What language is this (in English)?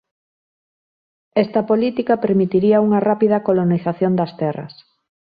Galician